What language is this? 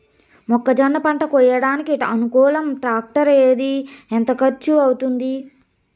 Telugu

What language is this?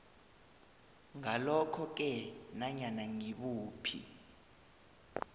South Ndebele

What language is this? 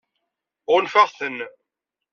Kabyle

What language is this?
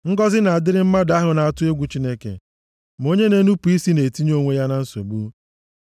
Igbo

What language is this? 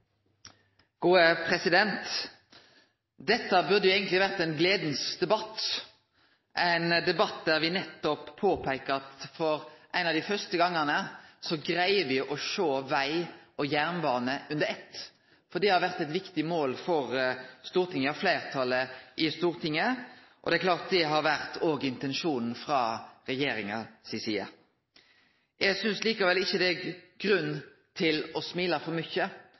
Norwegian Nynorsk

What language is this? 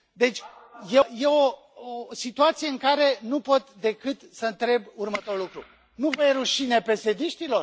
Romanian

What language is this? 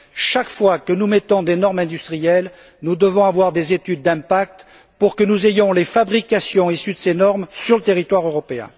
French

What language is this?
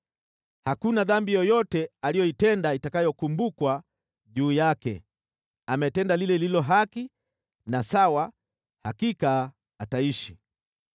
Swahili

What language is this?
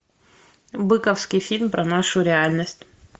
Russian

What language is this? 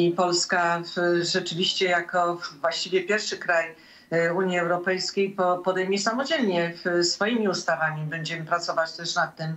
Polish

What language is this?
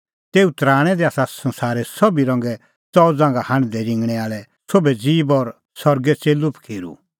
Kullu Pahari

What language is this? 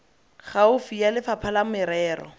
Tswana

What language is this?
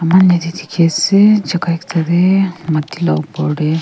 Naga Pidgin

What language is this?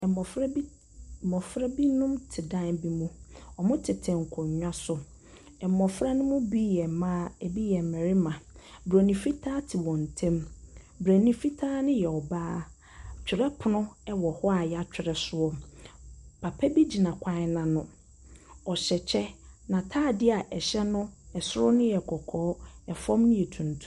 Akan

